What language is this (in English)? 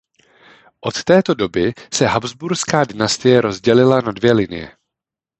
Czech